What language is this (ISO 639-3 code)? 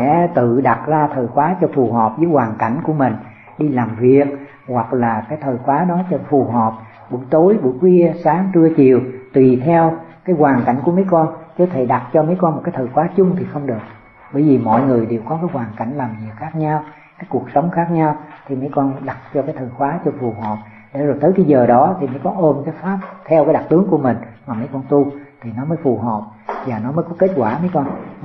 vie